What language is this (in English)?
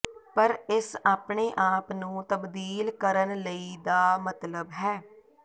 Punjabi